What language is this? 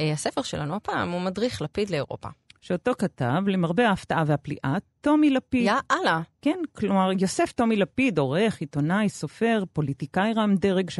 Hebrew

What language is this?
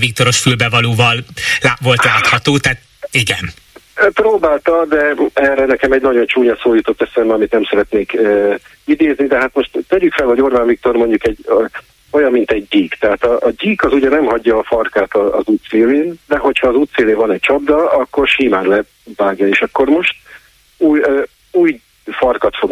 Hungarian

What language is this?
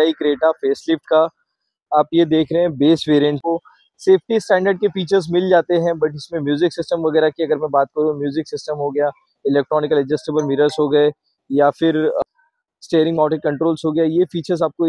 Hindi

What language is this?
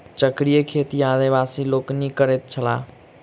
Maithili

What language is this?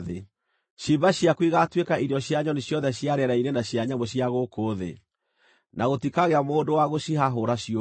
Kikuyu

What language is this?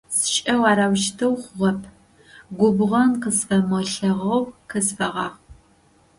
Adyghe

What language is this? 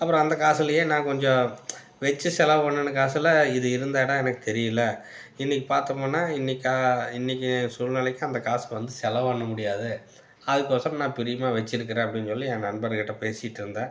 Tamil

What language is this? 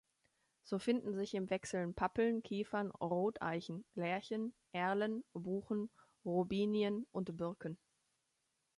German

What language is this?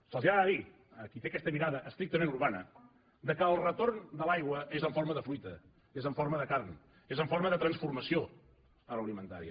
Catalan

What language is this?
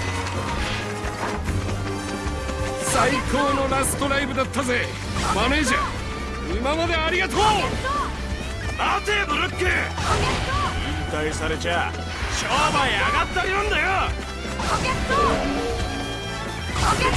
Japanese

